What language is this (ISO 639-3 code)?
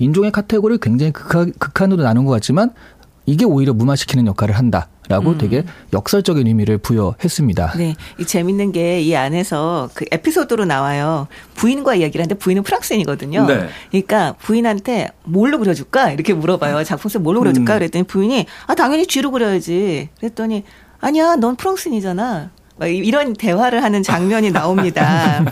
kor